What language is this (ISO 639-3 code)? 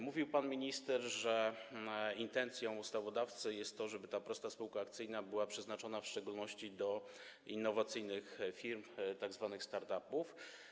pol